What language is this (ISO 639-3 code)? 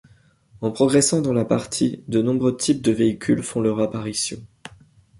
fra